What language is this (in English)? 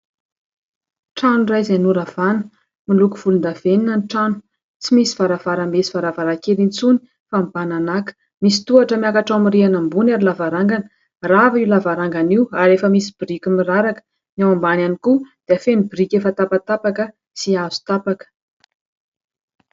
Malagasy